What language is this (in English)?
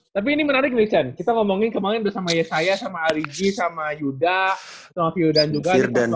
Indonesian